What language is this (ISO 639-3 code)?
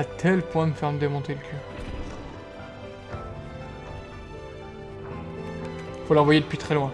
fra